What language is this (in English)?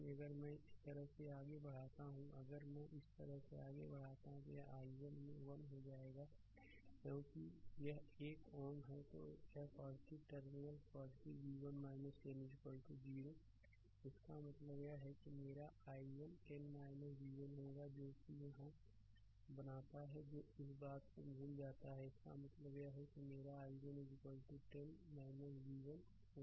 Hindi